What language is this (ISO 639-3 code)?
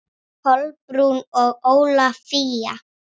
isl